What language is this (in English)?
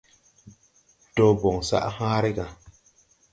Tupuri